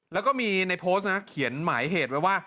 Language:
Thai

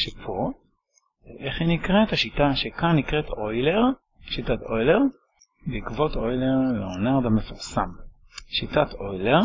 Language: Hebrew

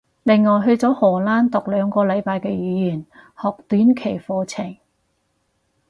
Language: Cantonese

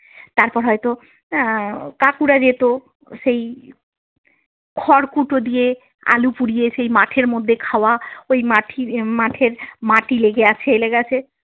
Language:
Bangla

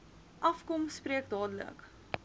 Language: Afrikaans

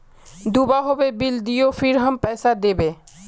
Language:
Magahi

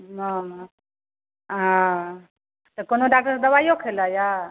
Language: Maithili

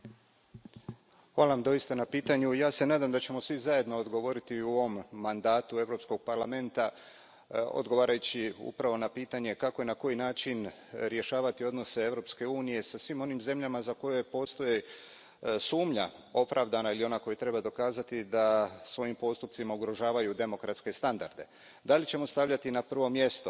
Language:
Croatian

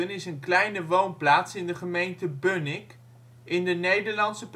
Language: Dutch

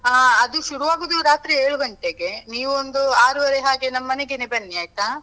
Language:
Kannada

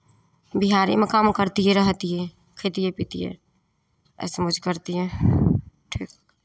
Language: Maithili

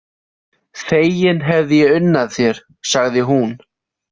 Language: Icelandic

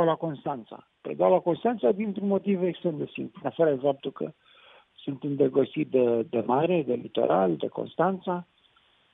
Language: Romanian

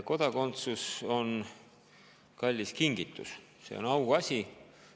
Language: Estonian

